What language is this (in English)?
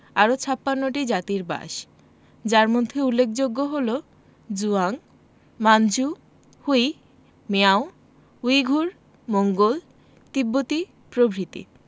Bangla